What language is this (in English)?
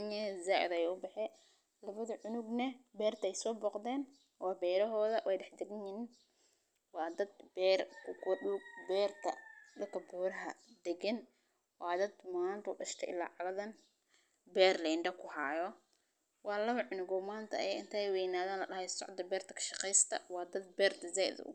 Somali